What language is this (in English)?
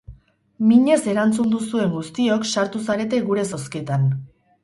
Basque